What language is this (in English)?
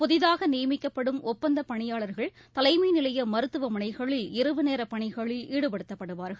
Tamil